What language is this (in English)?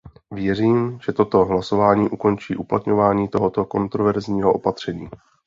Czech